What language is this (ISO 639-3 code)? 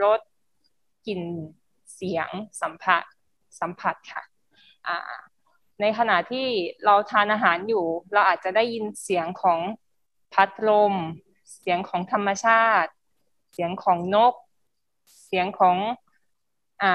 tha